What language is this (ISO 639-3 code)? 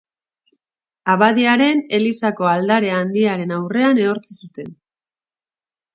eus